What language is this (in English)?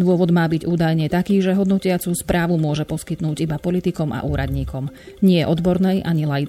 Slovak